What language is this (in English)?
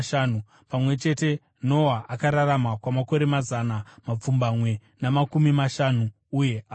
Shona